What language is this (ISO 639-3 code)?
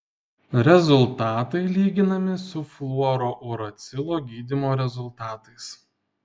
lit